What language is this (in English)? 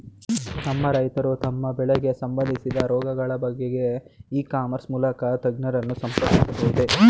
Kannada